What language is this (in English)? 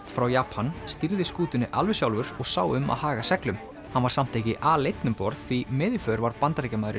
Icelandic